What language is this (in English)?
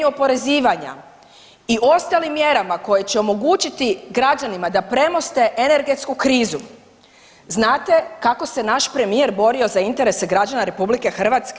Croatian